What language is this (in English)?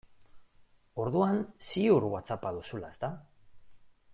Basque